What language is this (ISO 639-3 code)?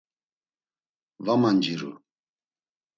lzz